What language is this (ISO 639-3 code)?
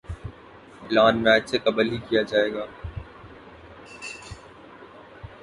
urd